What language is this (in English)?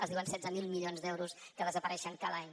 Catalan